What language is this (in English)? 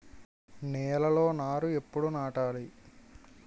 Telugu